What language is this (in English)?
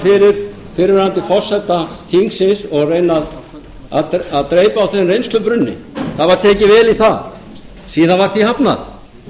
Icelandic